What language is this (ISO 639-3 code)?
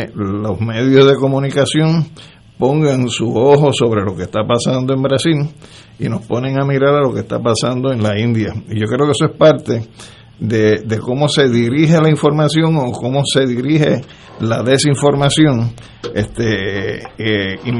spa